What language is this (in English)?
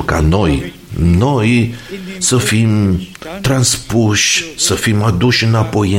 Romanian